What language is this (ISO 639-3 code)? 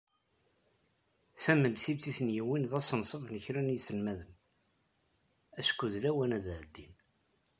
kab